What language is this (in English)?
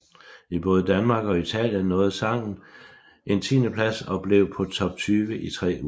Danish